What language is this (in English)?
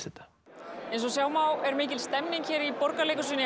Icelandic